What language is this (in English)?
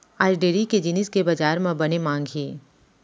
Chhattisgarhi